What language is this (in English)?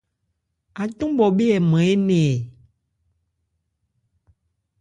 Ebrié